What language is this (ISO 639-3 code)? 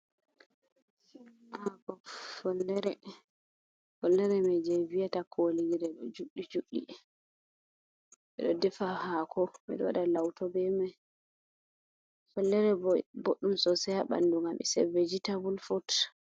ful